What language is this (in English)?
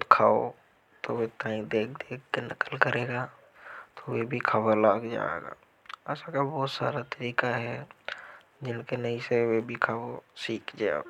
Hadothi